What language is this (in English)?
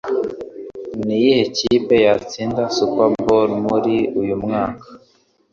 Kinyarwanda